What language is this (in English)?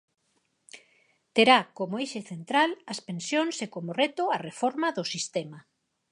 Galician